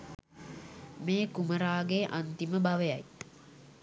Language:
Sinhala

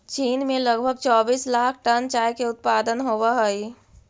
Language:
Magahi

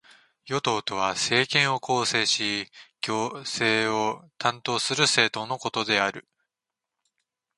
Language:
Japanese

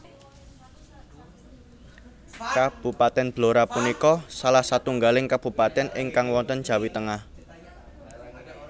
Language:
Javanese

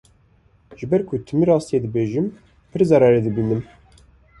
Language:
Kurdish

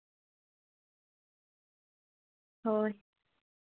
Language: Santali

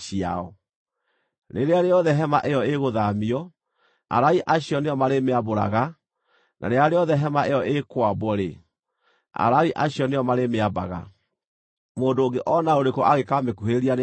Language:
Kikuyu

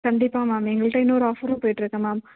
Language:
Tamil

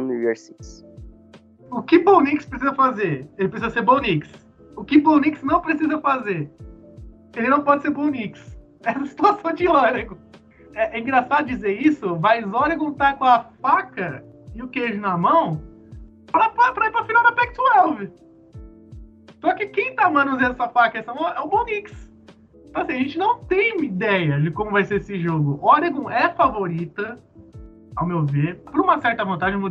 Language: Portuguese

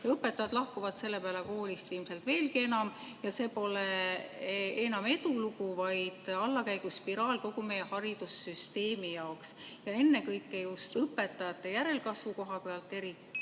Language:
Estonian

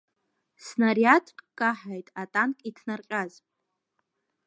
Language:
Abkhazian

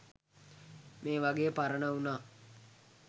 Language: Sinhala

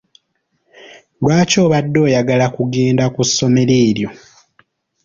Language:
Ganda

